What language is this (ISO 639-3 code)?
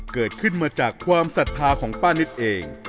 tha